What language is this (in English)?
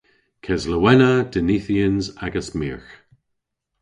Cornish